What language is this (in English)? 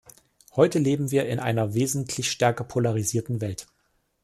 German